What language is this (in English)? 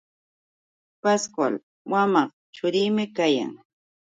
Yauyos Quechua